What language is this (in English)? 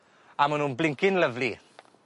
Welsh